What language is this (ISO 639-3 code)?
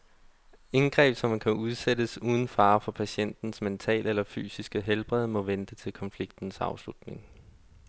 dan